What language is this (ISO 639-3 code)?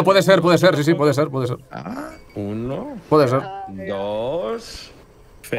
spa